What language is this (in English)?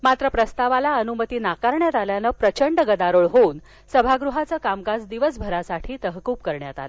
Marathi